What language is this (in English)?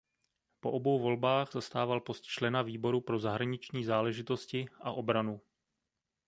Czech